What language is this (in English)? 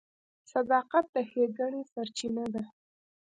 Pashto